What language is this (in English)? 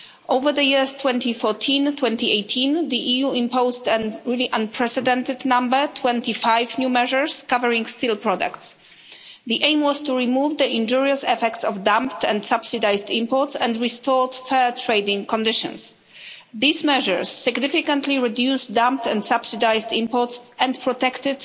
English